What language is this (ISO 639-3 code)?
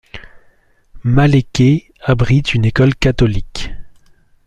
fra